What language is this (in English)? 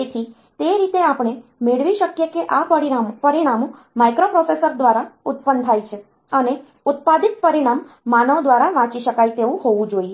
Gujarati